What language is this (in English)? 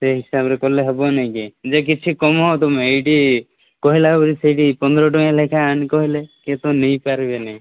Odia